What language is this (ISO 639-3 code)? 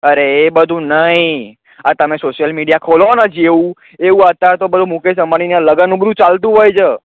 guj